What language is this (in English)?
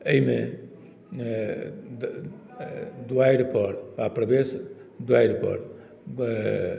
Maithili